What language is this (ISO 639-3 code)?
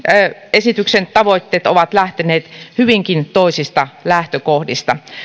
fin